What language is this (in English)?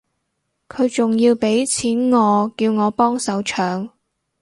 Cantonese